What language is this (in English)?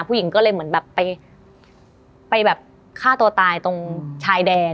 Thai